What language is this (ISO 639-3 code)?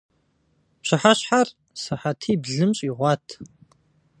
kbd